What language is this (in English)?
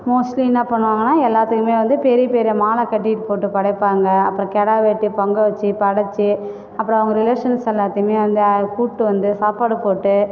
Tamil